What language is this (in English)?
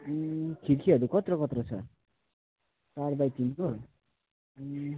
Nepali